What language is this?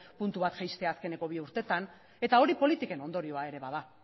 Basque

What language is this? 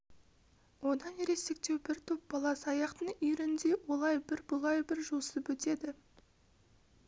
Kazakh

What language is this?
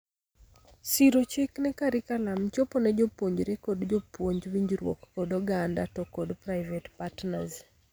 Luo (Kenya and Tanzania)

